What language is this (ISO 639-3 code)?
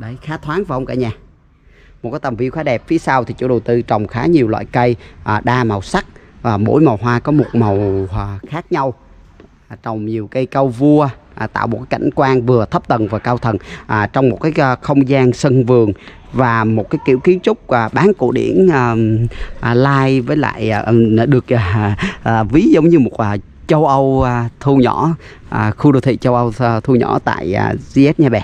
vie